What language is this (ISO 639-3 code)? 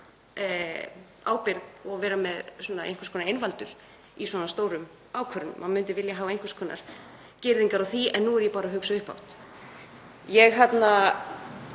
isl